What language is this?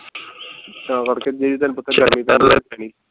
Punjabi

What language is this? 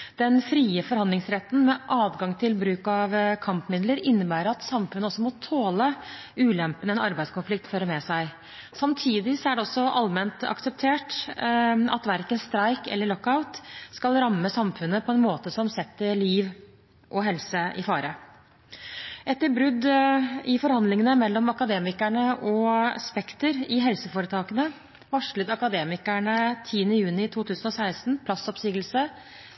Norwegian Bokmål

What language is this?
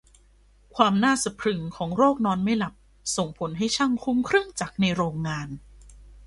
Thai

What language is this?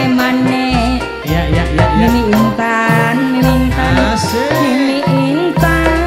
Indonesian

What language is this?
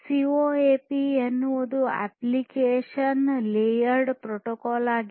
Kannada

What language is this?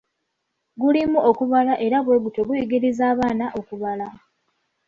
Ganda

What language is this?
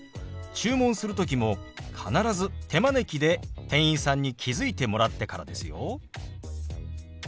Japanese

